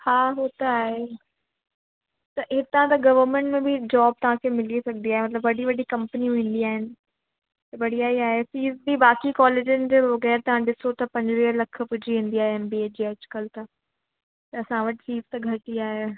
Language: Sindhi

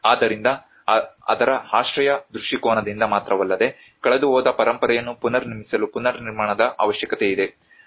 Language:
Kannada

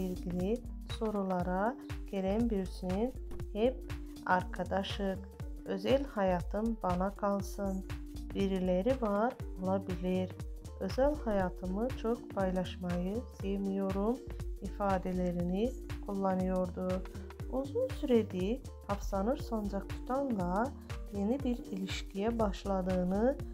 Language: Turkish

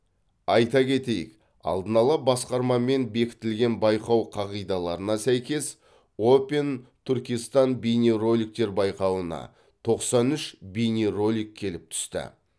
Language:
Kazakh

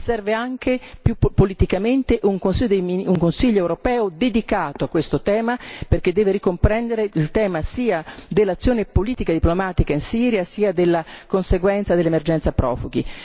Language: Italian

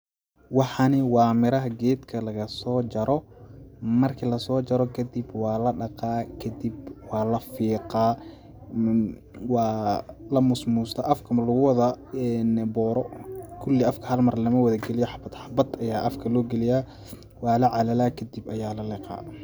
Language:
Somali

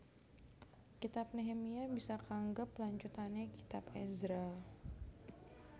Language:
Javanese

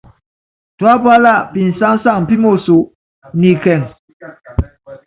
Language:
Yangben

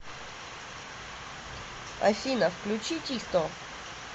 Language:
Russian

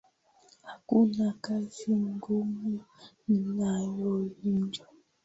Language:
Swahili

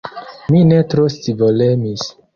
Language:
Esperanto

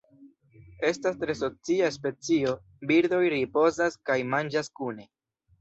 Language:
Esperanto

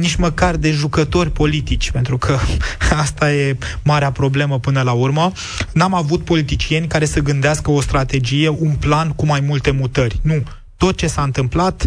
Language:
Romanian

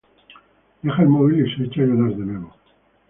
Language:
Spanish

